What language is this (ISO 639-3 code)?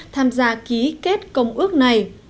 vie